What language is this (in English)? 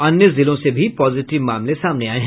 Hindi